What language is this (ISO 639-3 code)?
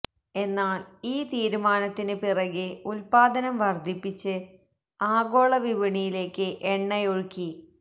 mal